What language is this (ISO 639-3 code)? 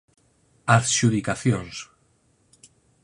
glg